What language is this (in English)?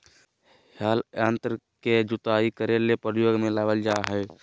Magahi